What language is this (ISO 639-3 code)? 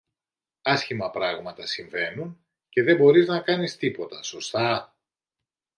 ell